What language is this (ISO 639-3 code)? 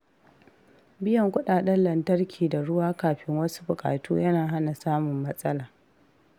hau